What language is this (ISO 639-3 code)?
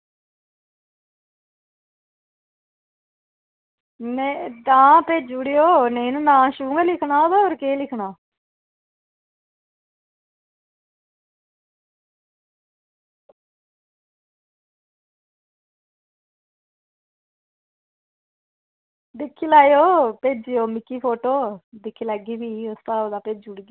doi